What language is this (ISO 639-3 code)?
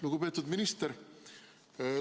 est